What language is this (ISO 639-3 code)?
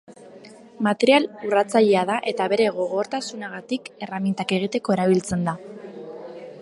eus